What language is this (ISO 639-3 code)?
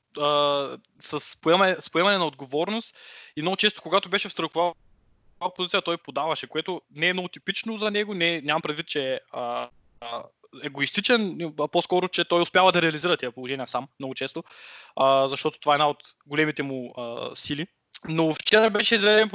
bul